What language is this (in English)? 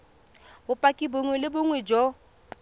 Tswana